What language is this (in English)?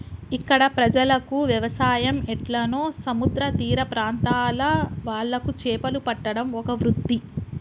Telugu